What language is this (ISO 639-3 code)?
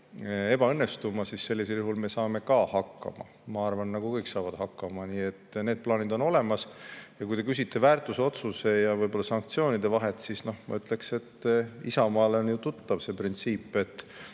est